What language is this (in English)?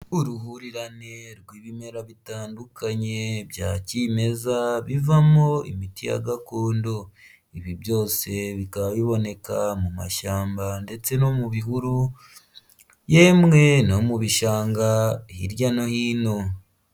Kinyarwanda